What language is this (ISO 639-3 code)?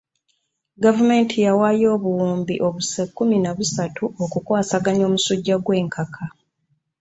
lug